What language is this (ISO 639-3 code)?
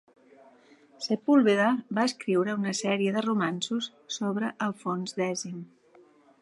cat